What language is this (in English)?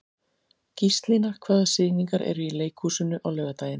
Icelandic